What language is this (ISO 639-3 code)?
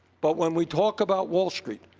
eng